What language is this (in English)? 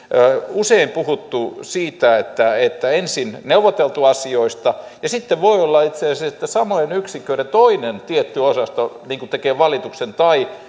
Finnish